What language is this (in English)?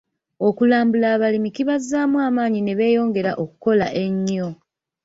Ganda